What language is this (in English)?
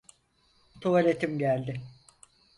Turkish